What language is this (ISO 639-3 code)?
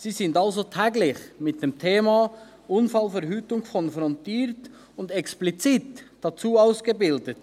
gsw